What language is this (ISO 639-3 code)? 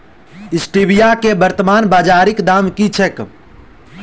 mai